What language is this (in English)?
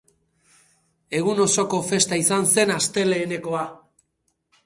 Basque